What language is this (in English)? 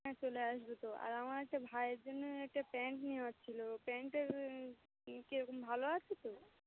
Bangla